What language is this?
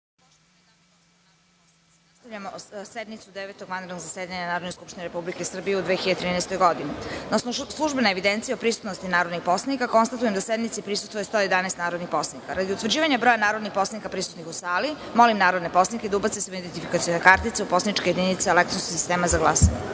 Serbian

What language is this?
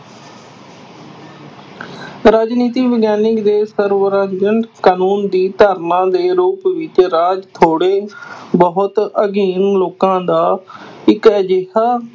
Punjabi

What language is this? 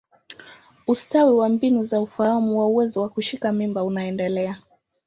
Swahili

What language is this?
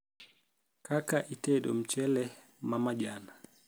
Luo (Kenya and Tanzania)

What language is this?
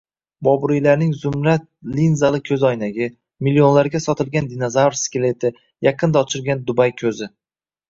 Uzbek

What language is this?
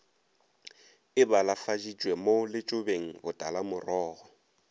Northern Sotho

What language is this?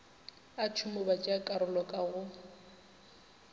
Northern Sotho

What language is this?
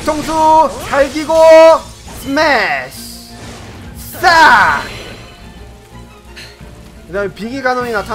Korean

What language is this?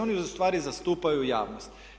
Croatian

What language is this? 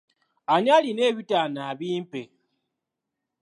Ganda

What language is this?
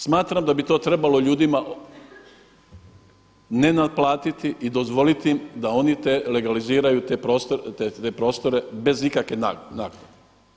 Croatian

